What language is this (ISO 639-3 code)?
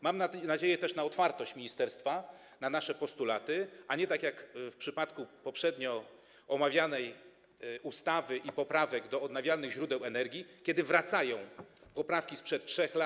pol